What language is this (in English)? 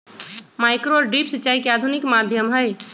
Magahi